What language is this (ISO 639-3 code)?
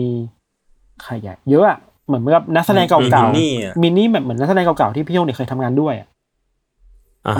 tha